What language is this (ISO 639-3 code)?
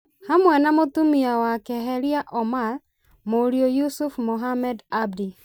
kik